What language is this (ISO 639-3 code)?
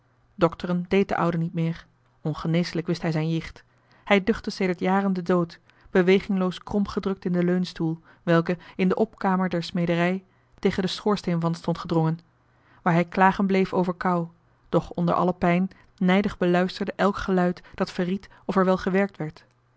nld